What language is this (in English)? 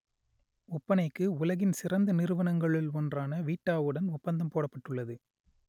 Tamil